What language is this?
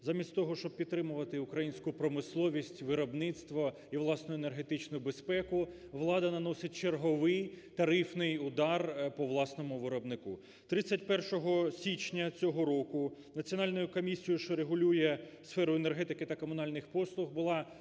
Ukrainian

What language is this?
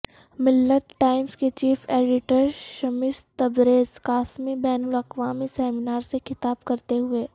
Urdu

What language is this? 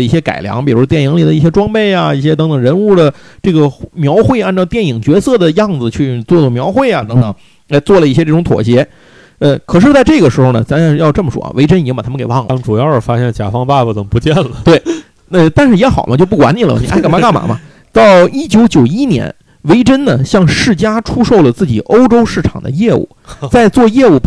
Chinese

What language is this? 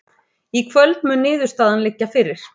Icelandic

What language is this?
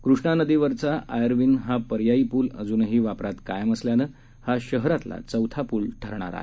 Marathi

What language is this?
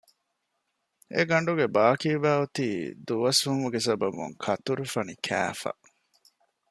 Divehi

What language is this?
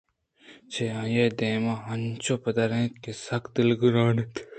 Eastern Balochi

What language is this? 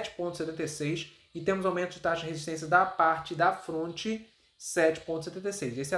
Portuguese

